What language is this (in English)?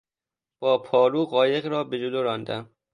Persian